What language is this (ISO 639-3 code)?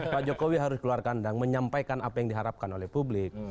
ind